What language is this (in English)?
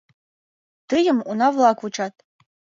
Mari